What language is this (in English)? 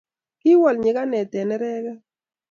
Kalenjin